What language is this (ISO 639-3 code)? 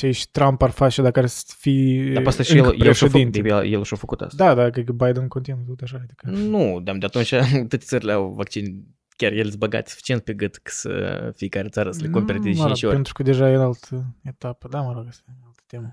ron